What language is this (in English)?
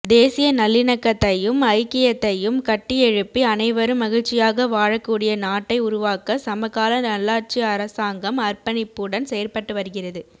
Tamil